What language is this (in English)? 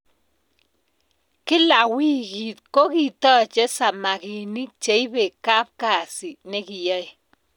Kalenjin